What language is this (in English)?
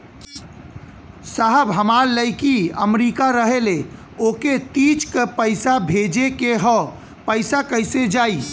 Bhojpuri